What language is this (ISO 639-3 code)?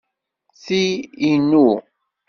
kab